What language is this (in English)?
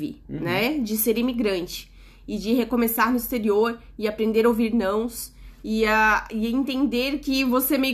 Portuguese